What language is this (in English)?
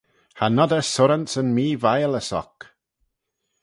Manx